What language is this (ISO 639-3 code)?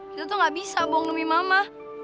ind